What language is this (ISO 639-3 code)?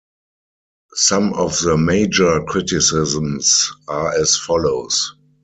eng